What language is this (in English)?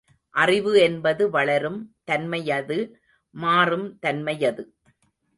Tamil